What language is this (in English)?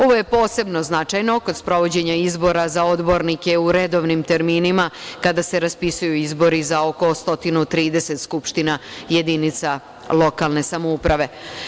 Serbian